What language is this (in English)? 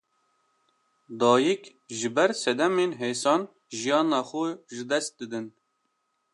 Kurdish